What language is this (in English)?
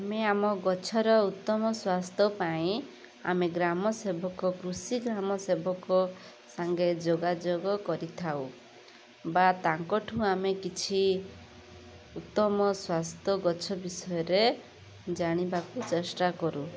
Odia